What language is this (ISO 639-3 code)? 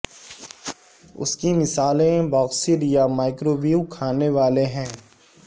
urd